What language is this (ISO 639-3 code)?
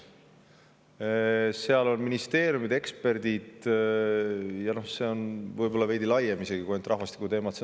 est